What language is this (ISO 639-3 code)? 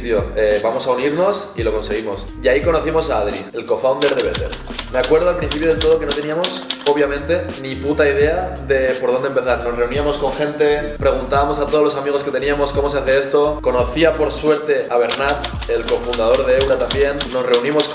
spa